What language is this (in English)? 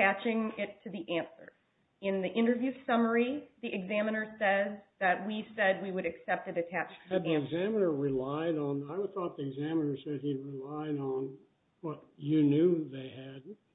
English